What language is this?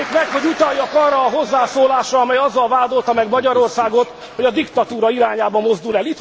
Hungarian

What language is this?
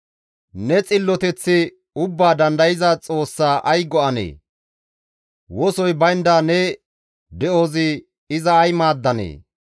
Gamo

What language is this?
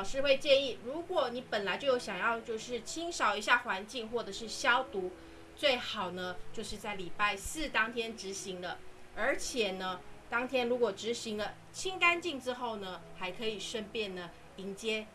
Chinese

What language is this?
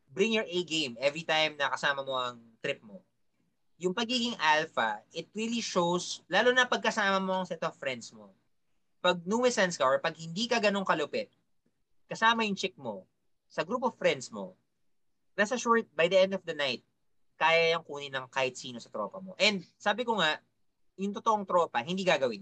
Filipino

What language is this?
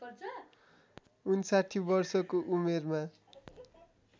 Nepali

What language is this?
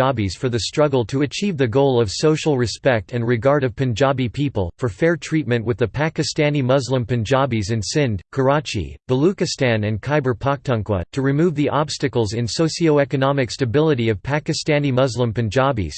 English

